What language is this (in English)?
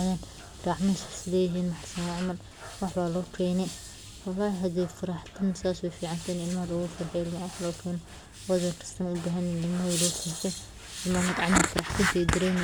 Somali